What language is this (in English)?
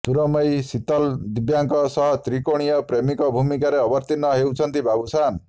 Odia